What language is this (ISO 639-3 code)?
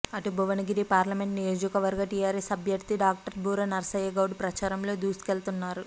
tel